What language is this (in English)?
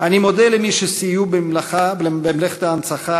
Hebrew